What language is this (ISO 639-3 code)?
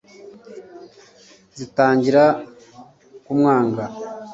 kin